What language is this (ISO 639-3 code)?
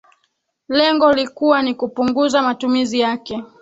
swa